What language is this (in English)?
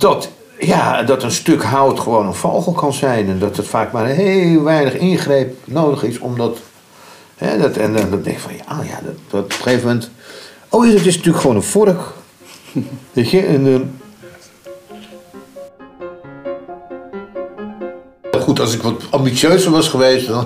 Dutch